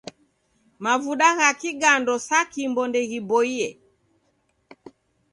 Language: Taita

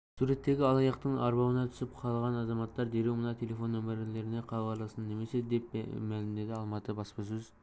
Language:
Kazakh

